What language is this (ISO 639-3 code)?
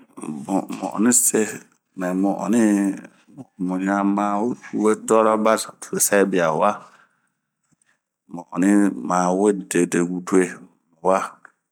bmq